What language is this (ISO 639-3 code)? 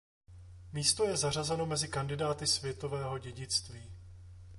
ces